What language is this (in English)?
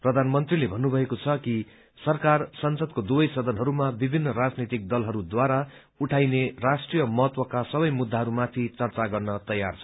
Nepali